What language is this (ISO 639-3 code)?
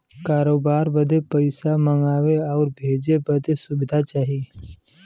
bho